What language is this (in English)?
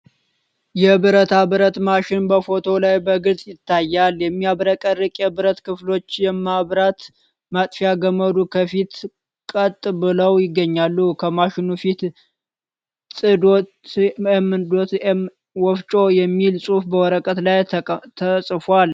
Amharic